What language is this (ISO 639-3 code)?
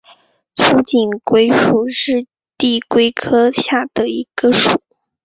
zho